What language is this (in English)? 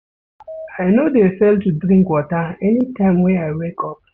Nigerian Pidgin